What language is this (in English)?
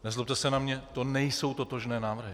Czech